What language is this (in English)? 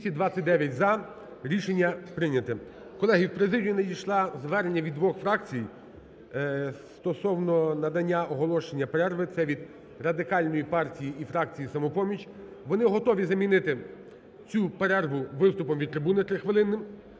Ukrainian